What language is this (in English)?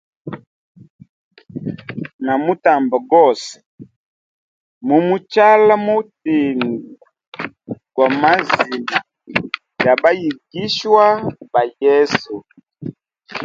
Hemba